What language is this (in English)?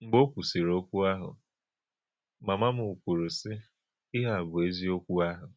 Igbo